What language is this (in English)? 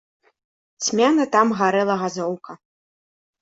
Belarusian